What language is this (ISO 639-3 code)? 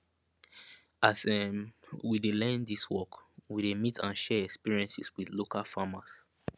pcm